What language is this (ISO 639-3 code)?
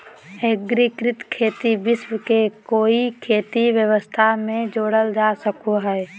mag